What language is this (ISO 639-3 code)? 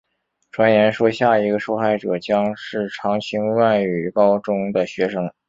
zho